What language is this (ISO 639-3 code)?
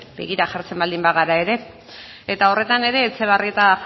eus